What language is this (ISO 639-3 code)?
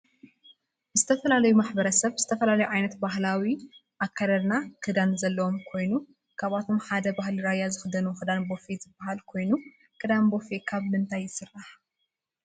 tir